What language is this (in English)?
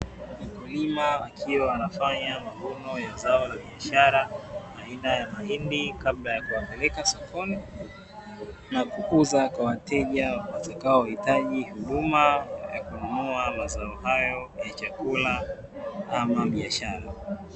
Swahili